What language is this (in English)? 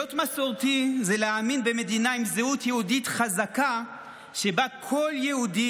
Hebrew